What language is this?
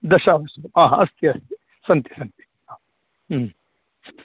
Sanskrit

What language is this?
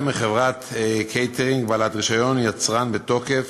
Hebrew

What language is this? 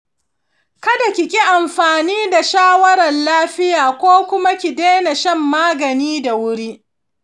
Hausa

